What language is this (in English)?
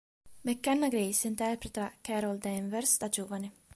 Italian